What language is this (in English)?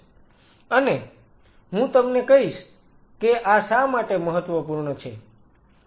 Gujarati